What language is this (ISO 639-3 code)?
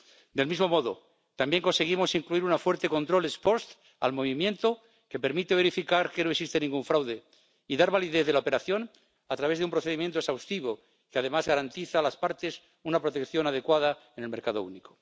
spa